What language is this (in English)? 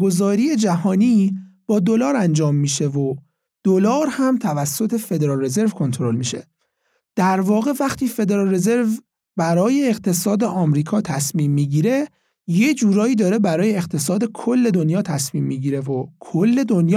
Persian